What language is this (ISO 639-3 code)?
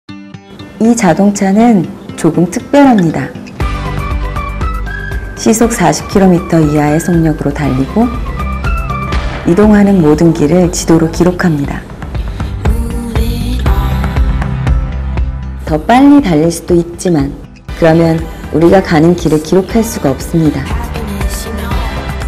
kor